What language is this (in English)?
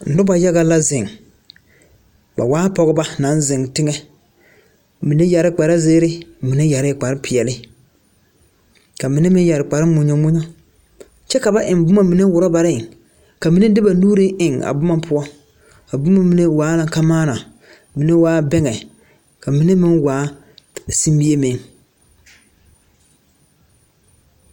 Southern Dagaare